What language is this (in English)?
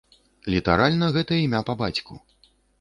Belarusian